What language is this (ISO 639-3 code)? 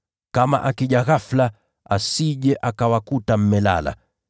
swa